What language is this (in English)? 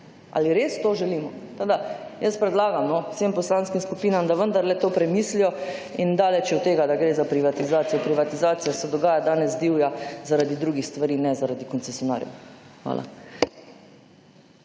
Slovenian